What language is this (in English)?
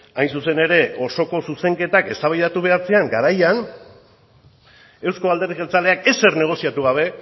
Basque